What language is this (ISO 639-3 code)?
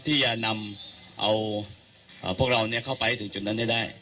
tha